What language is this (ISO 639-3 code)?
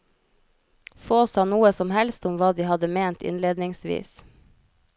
nor